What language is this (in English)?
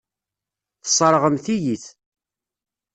Kabyle